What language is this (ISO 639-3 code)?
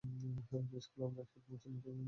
ben